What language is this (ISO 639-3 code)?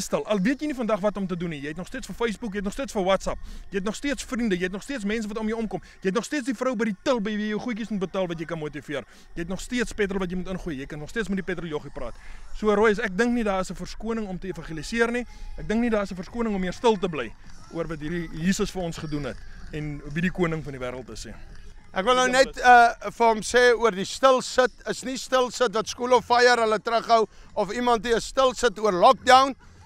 nld